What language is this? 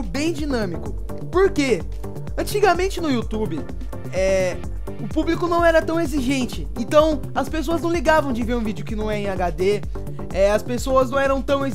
Portuguese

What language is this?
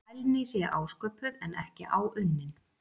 Icelandic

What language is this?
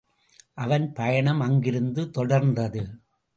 Tamil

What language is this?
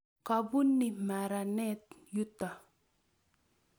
Kalenjin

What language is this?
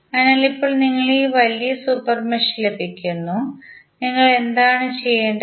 Malayalam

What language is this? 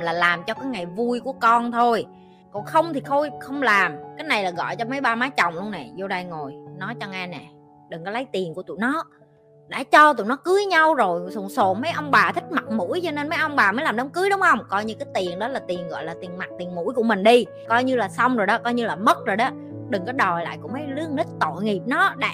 Vietnamese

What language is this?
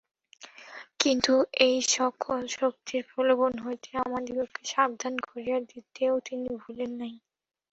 Bangla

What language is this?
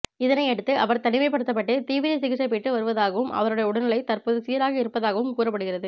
Tamil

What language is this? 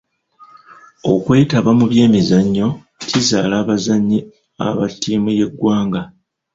Ganda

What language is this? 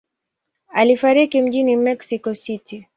Swahili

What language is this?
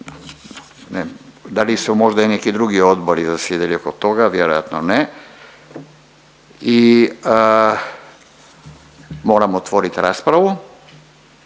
Croatian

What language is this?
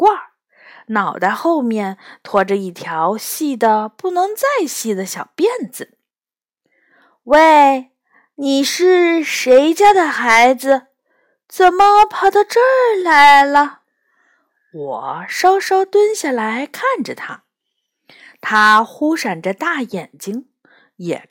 Chinese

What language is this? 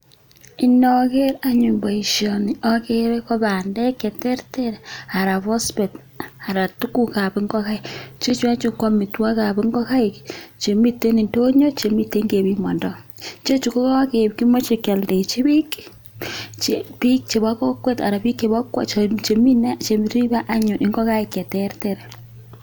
Kalenjin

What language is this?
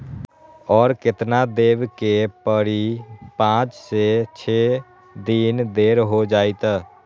Magahi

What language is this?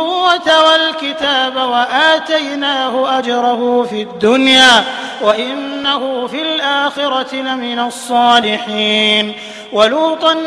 Arabic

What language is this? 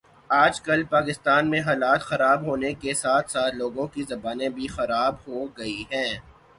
Urdu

